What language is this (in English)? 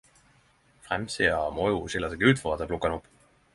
Norwegian Nynorsk